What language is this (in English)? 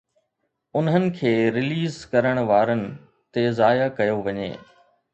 Sindhi